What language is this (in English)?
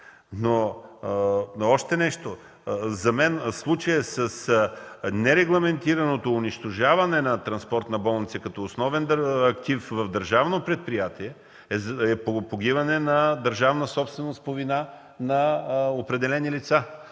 Bulgarian